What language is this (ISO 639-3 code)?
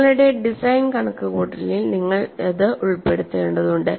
mal